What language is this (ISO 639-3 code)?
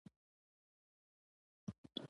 pus